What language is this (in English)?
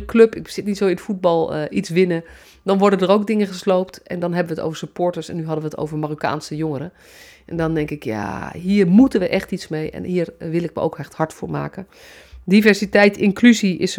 Dutch